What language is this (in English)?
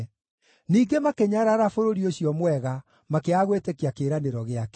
Kikuyu